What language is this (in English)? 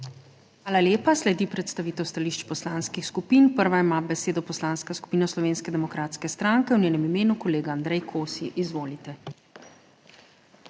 Slovenian